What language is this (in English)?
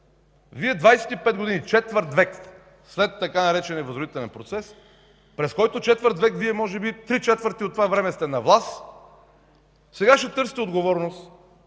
Bulgarian